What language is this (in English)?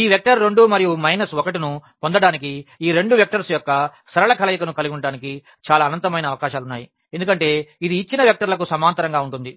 Telugu